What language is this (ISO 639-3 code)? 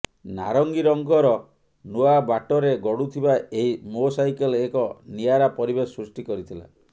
ori